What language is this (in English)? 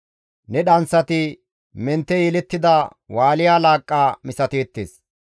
Gamo